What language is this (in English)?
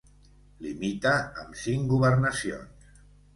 Catalan